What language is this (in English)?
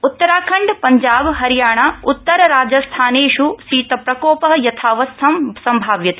Sanskrit